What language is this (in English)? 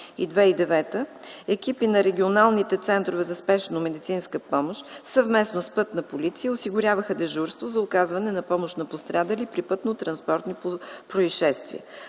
Bulgarian